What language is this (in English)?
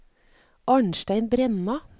Norwegian